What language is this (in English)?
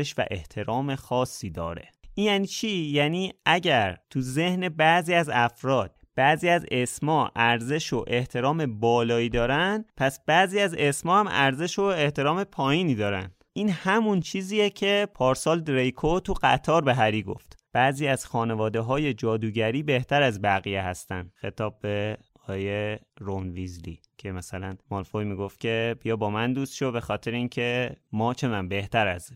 Persian